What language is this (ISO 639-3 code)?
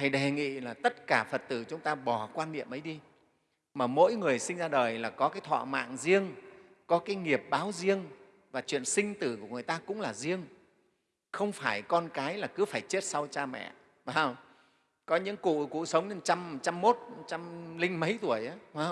vie